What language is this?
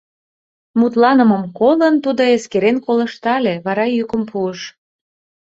Mari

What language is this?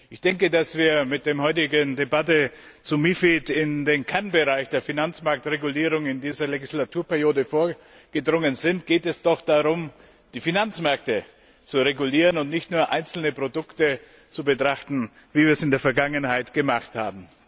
German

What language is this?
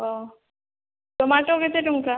Odia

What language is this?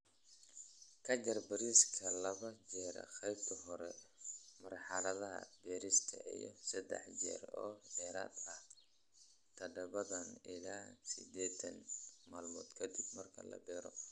Somali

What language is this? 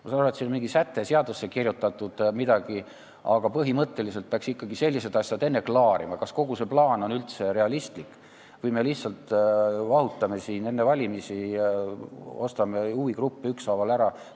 Estonian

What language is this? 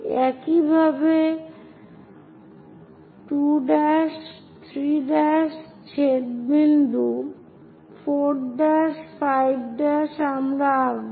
Bangla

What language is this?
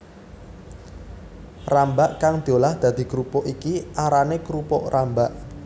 Javanese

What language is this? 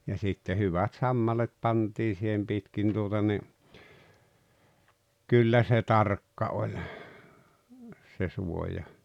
Finnish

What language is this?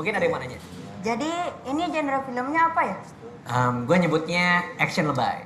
Indonesian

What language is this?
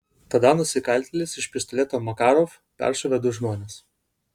Lithuanian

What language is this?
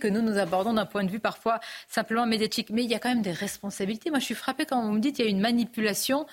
French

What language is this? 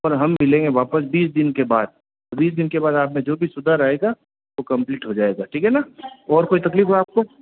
Hindi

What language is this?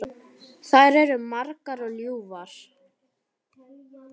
Icelandic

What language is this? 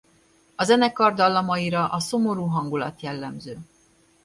Hungarian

